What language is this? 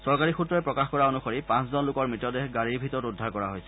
Assamese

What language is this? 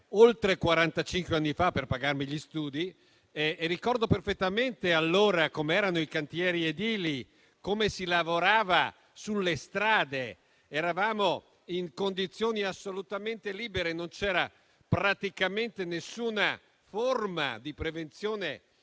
Italian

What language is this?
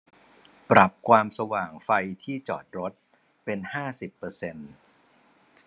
Thai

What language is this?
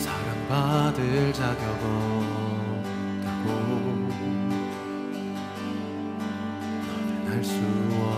Korean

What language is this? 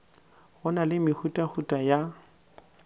Northern Sotho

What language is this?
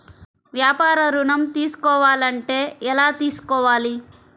Telugu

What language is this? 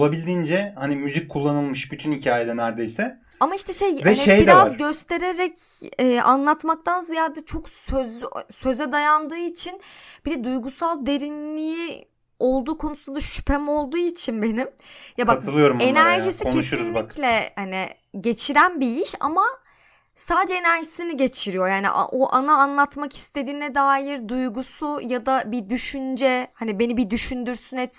Turkish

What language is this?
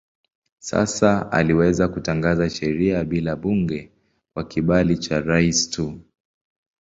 Swahili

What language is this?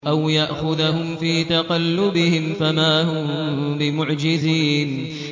Arabic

